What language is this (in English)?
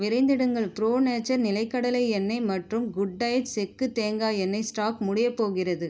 Tamil